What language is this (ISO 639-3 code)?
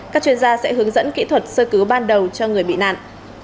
vie